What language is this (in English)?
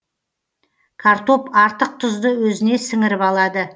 Kazakh